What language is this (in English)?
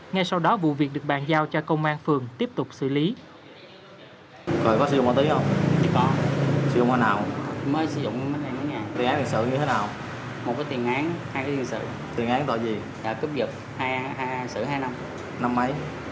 Vietnamese